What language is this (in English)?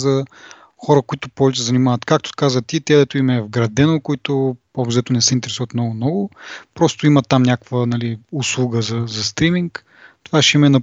Bulgarian